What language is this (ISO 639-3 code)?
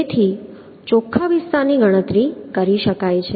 guj